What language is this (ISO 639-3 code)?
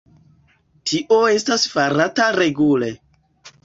epo